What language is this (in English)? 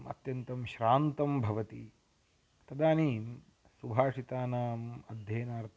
Sanskrit